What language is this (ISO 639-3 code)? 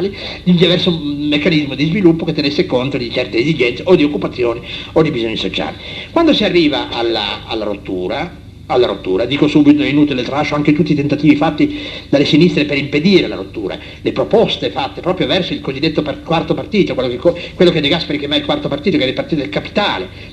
ita